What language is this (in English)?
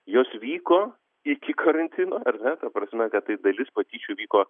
Lithuanian